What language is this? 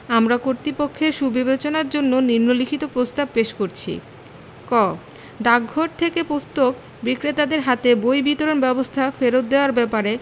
Bangla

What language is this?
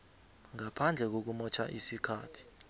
South Ndebele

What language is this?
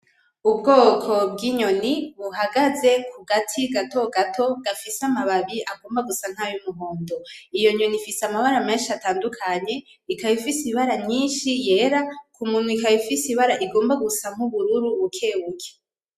Rundi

